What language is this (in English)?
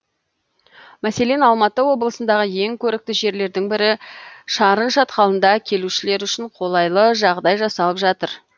Kazakh